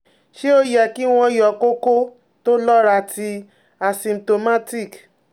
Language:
Yoruba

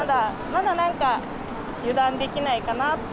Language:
Japanese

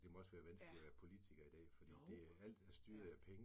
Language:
Danish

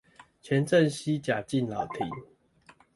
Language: Chinese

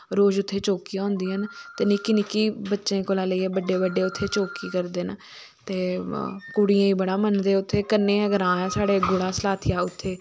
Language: Dogri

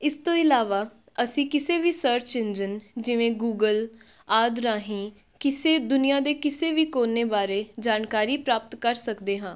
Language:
Punjabi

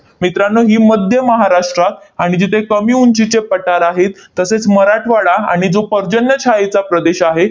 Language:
Marathi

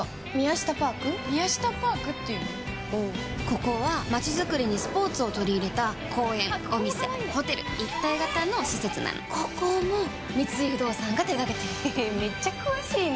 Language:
Japanese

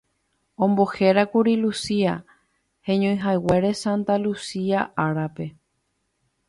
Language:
Guarani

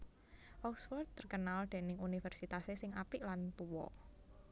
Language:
Javanese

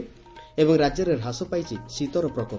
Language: Odia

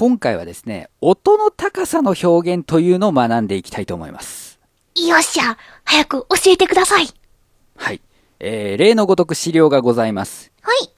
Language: Japanese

